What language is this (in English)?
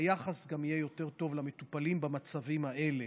Hebrew